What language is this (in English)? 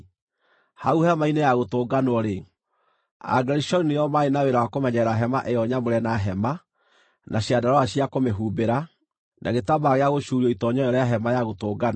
Kikuyu